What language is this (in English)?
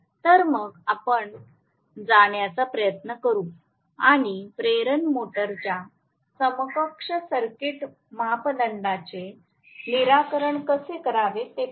Marathi